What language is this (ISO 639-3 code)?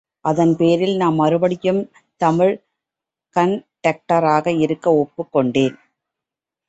tam